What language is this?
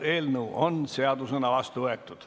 Estonian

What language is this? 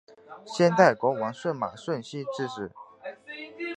Chinese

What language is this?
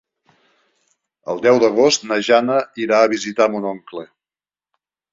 Catalan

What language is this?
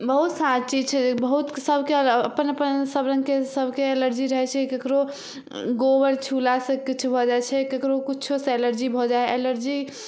Maithili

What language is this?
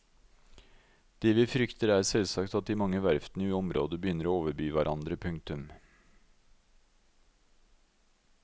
Norwegian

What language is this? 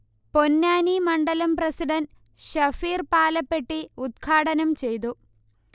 Malayalam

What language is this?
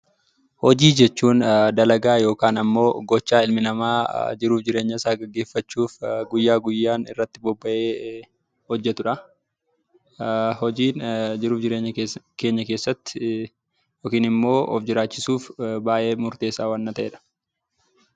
Oromo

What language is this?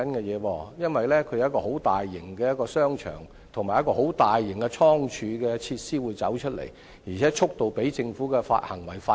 Cantonese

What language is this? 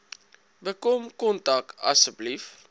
Afrikaans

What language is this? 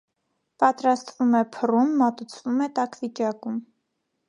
Armenian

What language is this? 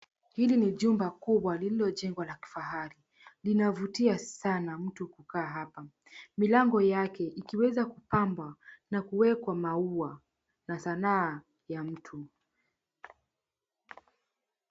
Swahili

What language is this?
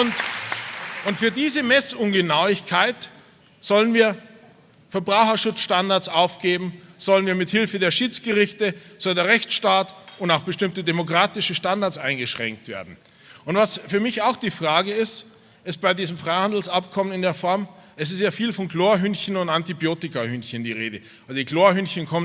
German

